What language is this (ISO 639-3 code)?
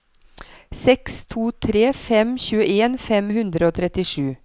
nor